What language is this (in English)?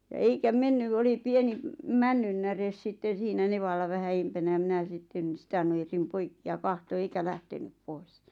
Finnish